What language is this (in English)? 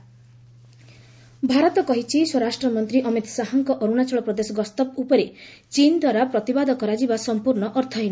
Odia